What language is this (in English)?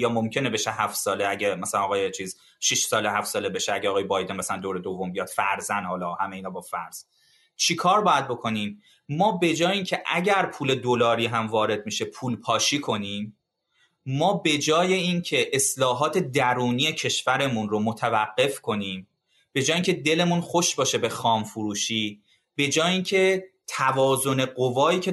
Persian